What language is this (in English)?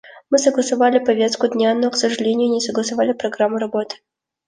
Russian